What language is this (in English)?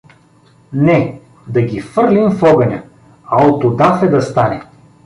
Bulgarian